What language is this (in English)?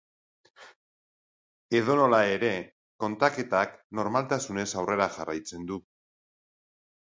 Basque